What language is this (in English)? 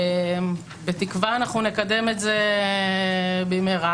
Hebrew